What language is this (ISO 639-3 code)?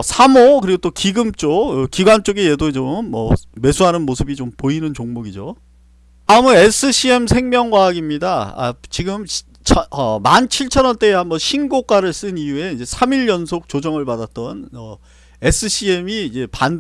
kor